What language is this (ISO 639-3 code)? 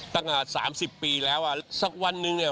tha